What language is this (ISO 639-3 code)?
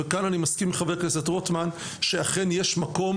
heb